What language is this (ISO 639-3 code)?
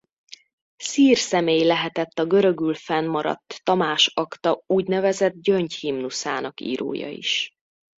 hun